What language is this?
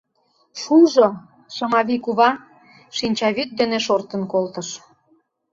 Mari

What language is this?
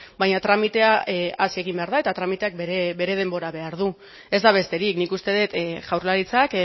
Basque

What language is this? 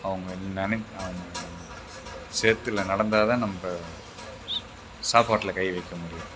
Tamil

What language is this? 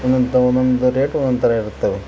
Kannada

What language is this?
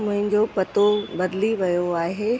Sindhi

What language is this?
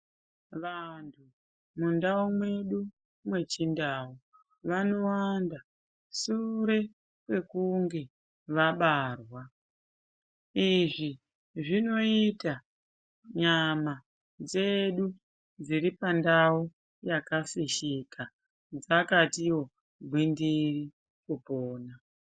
Ndau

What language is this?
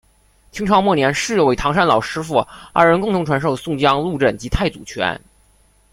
Chinese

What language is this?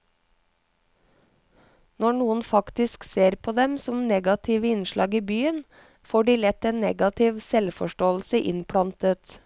Norwegian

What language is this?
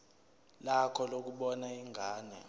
Zulu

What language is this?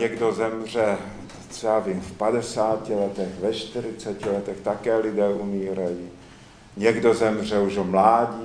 Czech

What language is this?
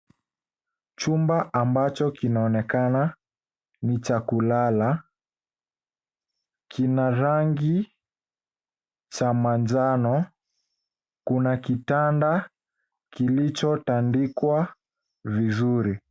Swahili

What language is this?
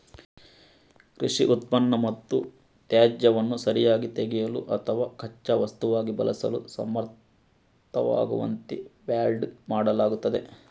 Kannada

